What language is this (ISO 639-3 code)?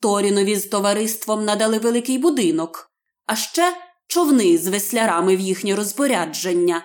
ukr